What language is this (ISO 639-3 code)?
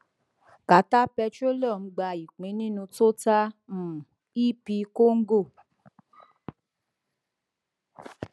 yor